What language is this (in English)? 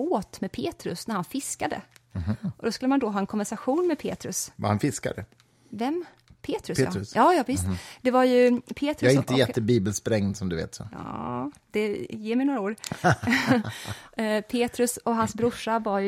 Swedish